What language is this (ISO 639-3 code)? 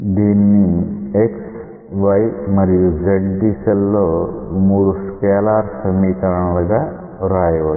tel